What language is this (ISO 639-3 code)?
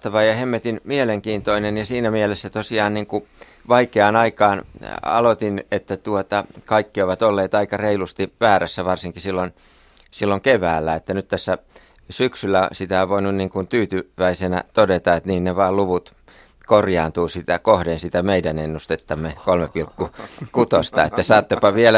fin